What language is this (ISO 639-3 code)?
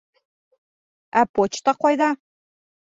bak